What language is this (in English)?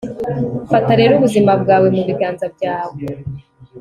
Kinyarwanda